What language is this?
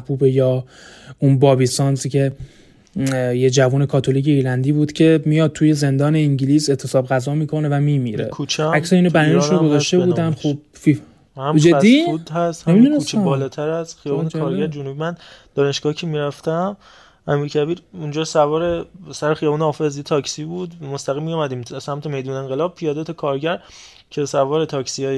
Persian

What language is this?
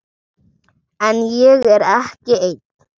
Icelandic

